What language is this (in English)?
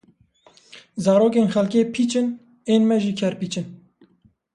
Kurdish